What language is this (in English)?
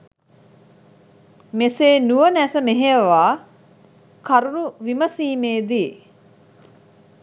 Sinhala